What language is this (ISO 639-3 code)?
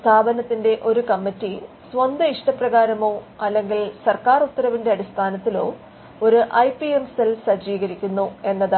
mal